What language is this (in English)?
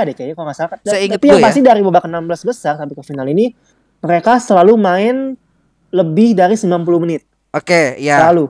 Indonesian